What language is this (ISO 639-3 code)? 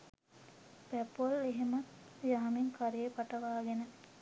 sin